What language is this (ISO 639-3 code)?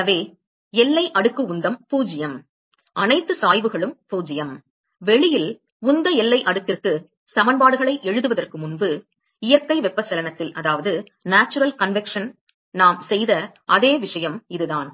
tam